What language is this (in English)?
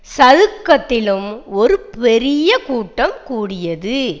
Tamil